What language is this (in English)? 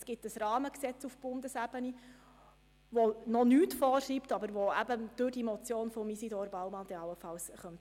Swiss German